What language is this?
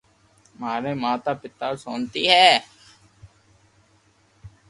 Loarki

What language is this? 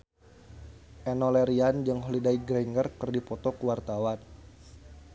Sundanese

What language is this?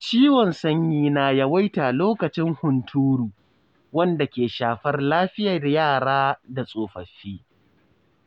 Hausa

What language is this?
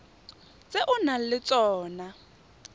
Tswana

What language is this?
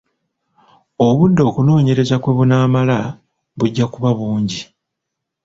Ganda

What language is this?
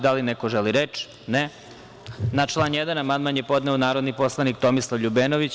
Serbian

